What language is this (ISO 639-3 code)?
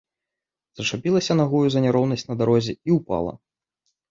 bel